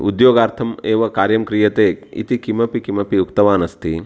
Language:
Sanskrit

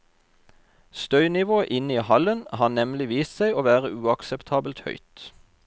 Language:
Norwegian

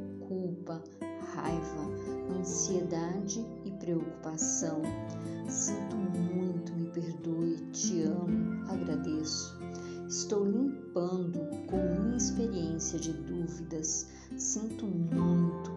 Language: Portuguese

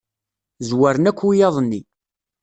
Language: Kabyle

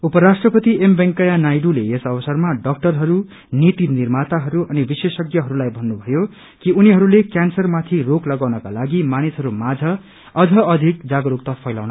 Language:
Nepali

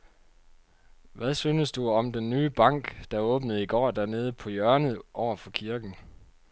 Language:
Danish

